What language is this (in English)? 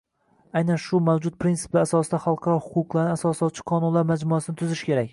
Uzbek